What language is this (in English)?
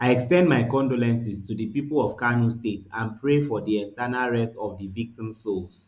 Nigerian Pidgin